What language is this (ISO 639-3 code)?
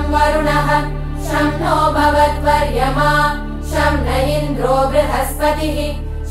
ind